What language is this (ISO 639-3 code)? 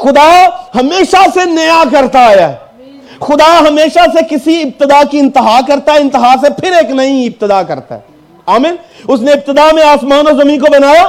urd